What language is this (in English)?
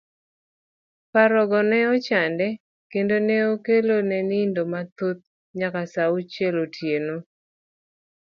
Luo (Kenya and Tanzania)